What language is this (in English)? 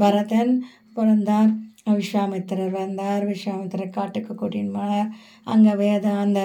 Tamil